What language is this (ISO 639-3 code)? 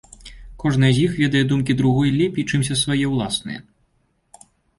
bel